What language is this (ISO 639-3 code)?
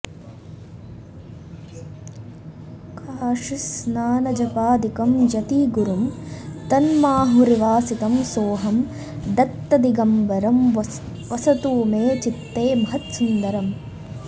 san